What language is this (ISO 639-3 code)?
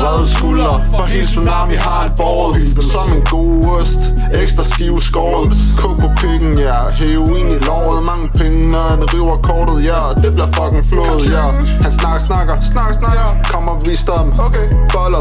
dan